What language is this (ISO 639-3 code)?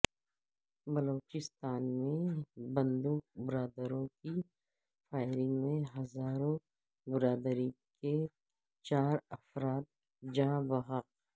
urd